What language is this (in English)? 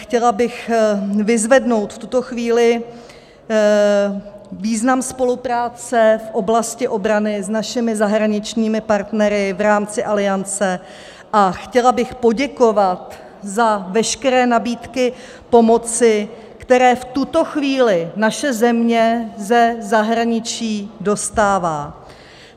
Czech